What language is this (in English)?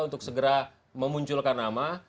Indonesian